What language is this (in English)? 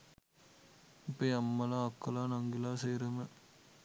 Sinhala